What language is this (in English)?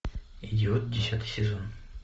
Russian